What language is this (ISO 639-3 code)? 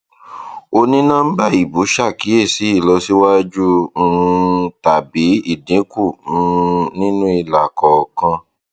yor